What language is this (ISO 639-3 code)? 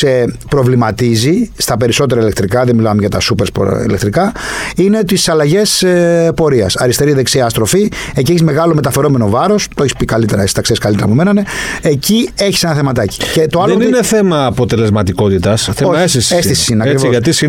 ell